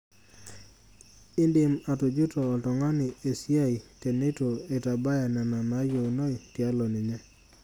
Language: Masai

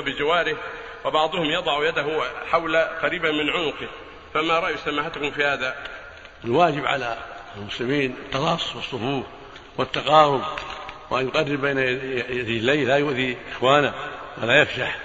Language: Arabic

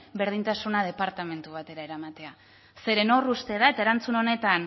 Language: Basque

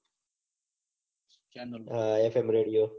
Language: Gujarati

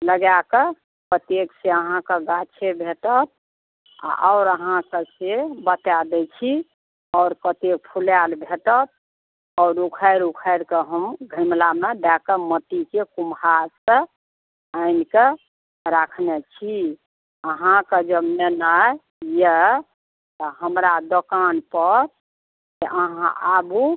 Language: Maithili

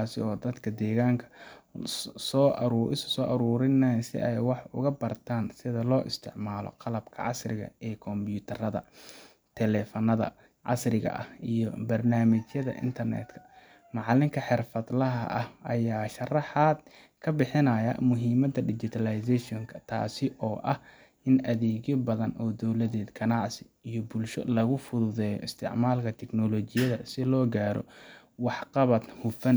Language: Somali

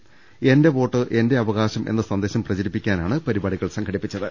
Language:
Malayalam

